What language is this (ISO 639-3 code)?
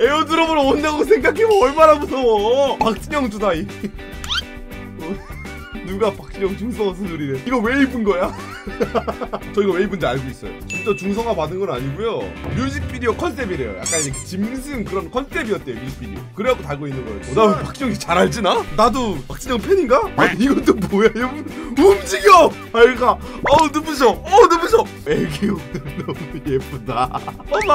kor